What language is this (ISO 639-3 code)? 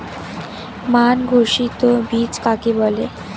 ben